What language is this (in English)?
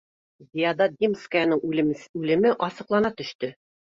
Bashkir